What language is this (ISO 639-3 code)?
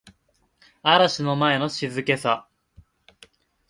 jpn